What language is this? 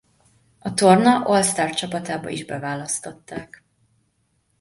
Hungarian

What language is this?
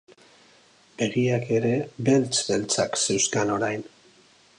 Basque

